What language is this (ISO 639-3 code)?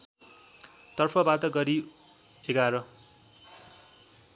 nep